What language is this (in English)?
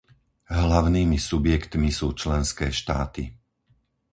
Slovak